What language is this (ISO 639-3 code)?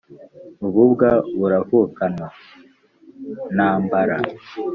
kin